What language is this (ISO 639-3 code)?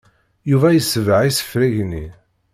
kab